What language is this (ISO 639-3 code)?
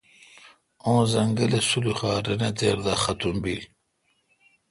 xka